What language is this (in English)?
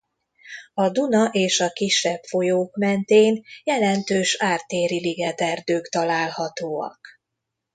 Hungarian